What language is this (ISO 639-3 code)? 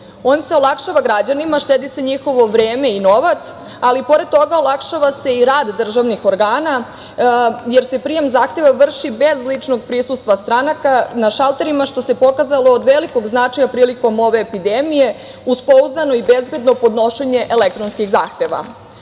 srp